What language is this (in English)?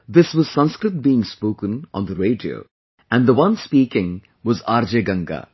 English